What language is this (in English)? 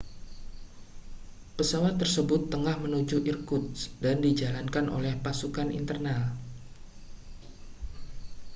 Indonesian